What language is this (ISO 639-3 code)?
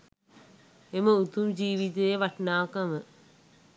sin